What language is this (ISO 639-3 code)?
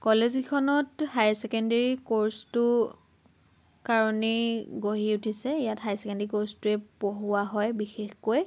asm